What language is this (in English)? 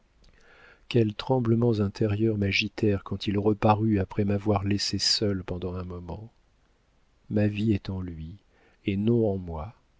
French